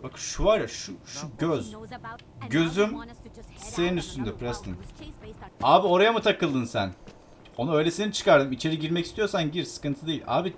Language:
Turkish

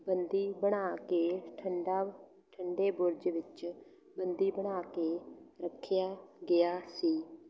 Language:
Punjabi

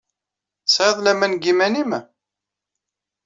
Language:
Kabyle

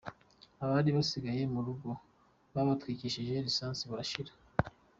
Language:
Kinyarwanda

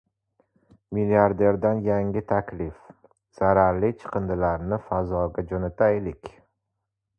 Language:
Uzbek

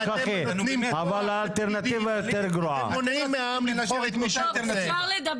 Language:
Hebrew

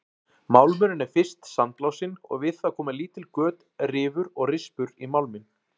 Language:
Icelandic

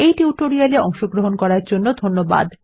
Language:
Bangla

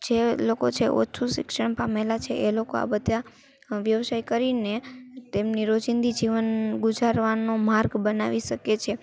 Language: Gujarati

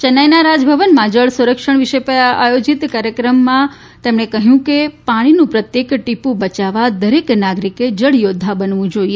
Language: Gujarati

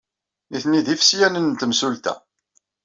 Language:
Kabyle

